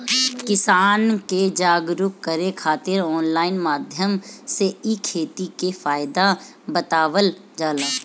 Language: Bhojpuri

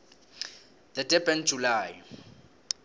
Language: South Ndebele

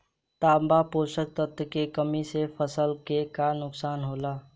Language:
Bhojpuri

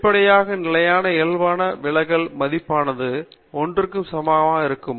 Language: Tamil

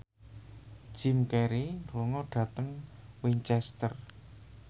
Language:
Javanese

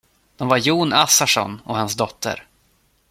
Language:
Swedish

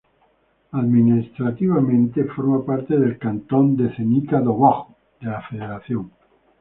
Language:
Spanish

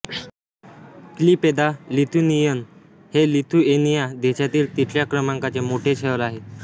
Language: Marathi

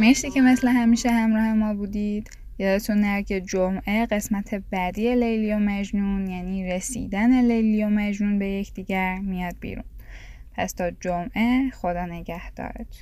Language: Persian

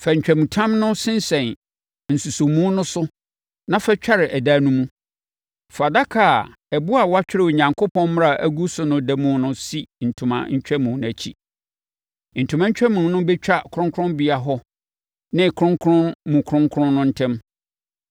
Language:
Akan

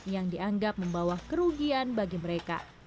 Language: Indonesian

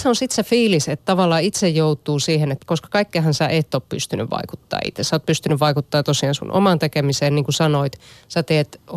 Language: Finnish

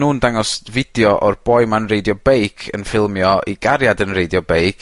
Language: Welsh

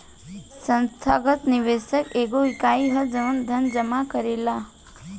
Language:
Bhojpuri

